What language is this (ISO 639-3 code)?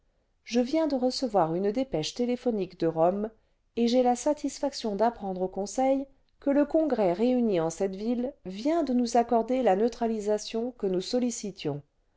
fra